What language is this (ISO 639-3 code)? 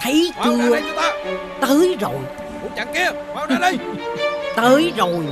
vie